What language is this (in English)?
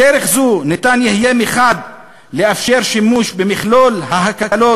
Hebrew